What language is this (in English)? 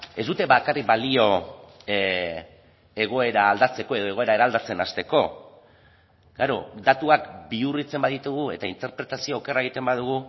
Basque